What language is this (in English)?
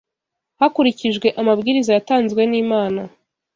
Kinyarwanda